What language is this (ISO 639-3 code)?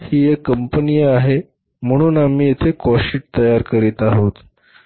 mar